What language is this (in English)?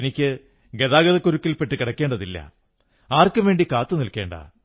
Malayalam